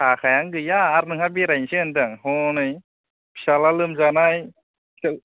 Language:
Bodo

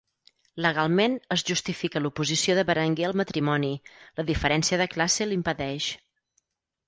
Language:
Catalan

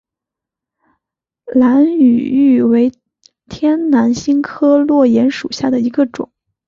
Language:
Chinese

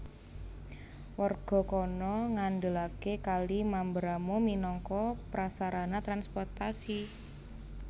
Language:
Javanese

